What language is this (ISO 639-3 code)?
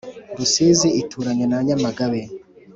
kin